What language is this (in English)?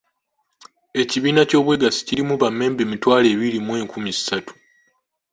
Ganda